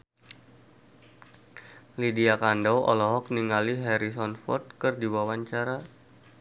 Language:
Sundanese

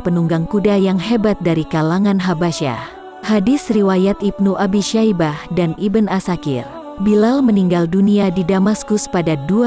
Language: Indonesian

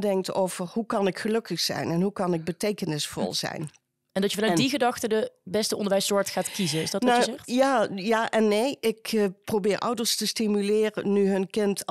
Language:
Dutch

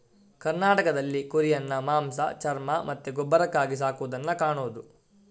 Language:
Kannada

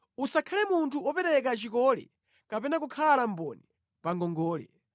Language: Nyanja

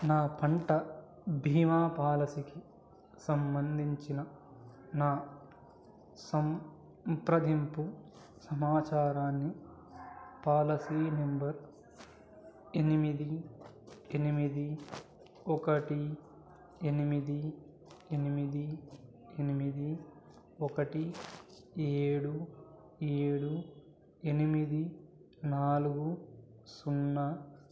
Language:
Telugu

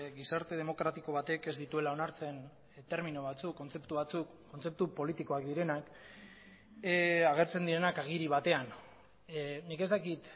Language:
Basque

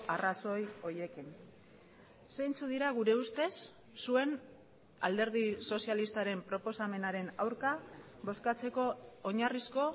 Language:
Basque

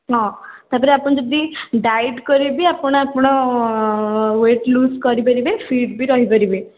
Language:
Odia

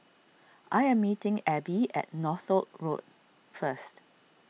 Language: English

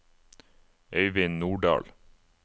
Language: Norwegian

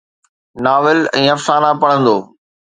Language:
Sindhi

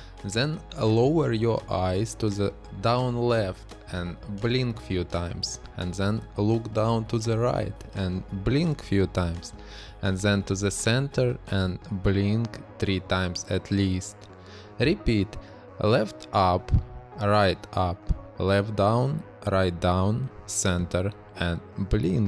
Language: English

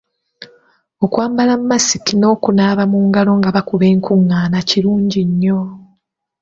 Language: Ganda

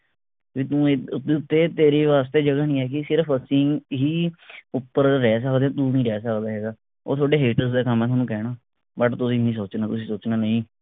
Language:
Punjabi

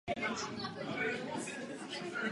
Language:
Czech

